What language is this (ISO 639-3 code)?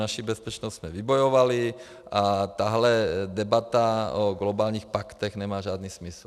ces